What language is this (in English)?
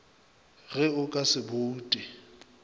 Northern Sotho